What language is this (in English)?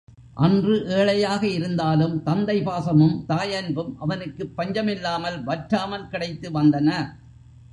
Tamil